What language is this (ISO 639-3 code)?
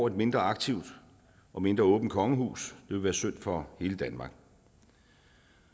dan